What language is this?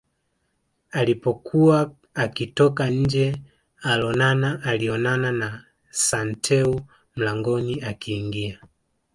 Swahili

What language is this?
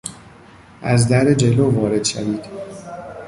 Persian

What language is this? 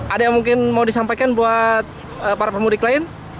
Indonesian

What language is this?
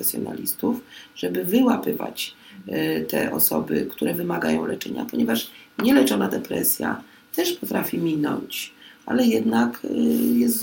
Polish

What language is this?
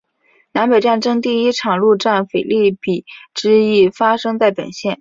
Chinese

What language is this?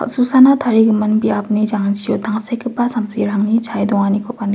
Garo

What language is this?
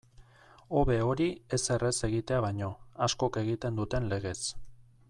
Basque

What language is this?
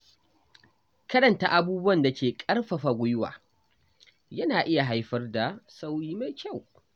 Hausa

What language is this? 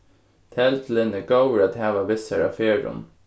Faroese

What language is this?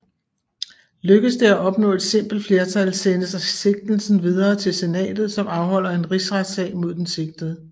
Danish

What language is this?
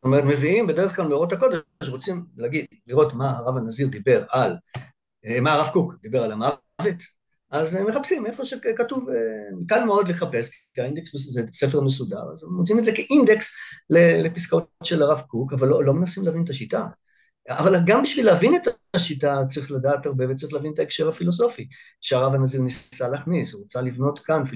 Hebrew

